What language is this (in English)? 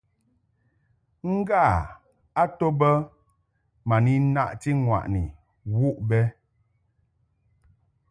Mungaka